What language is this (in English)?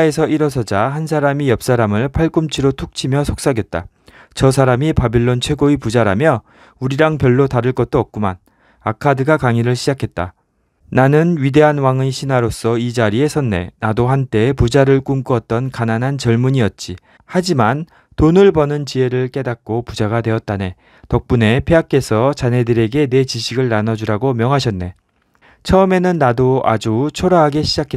Korean